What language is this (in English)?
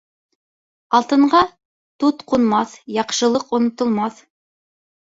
Bashkir